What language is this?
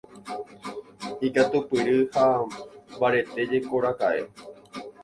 Guarani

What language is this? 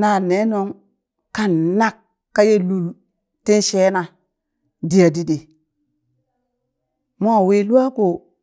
Burak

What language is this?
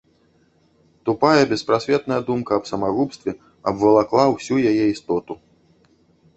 Belarusian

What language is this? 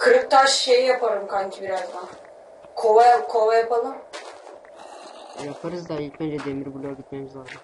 Turkish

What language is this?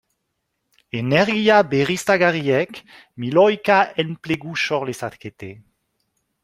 Basque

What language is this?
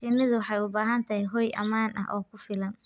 Somali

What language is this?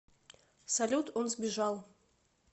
Russian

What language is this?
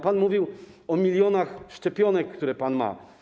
Polish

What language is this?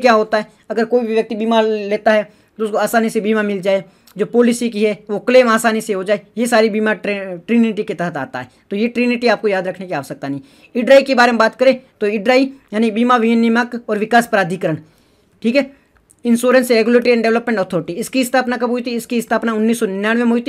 Hindi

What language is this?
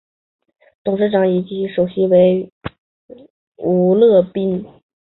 Chinese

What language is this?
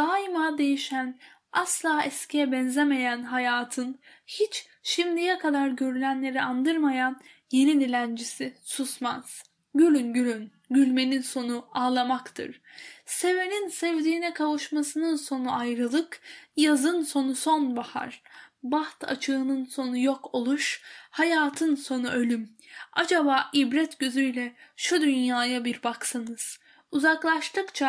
Turkish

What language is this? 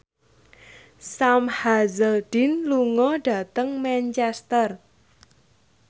Javanese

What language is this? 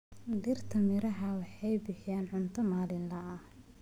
Somali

